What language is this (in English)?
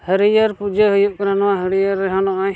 Santali